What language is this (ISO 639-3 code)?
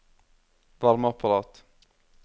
nor